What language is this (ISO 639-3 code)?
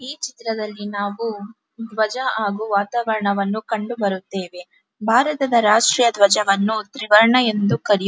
kan